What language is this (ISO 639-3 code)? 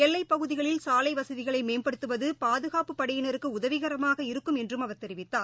tam